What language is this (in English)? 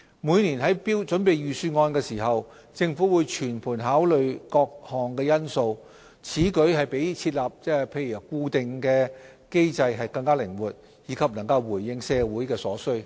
Cantonese